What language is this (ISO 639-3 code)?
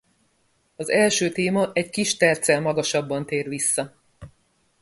hun